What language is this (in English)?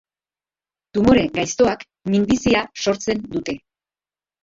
Basque